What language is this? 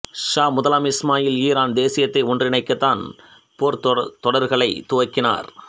Tamil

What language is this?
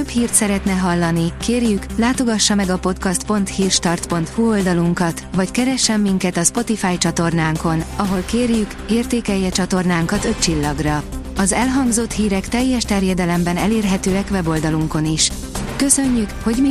Hungarian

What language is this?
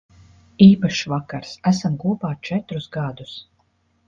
Latvian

